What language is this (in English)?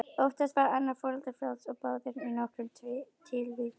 Icelandic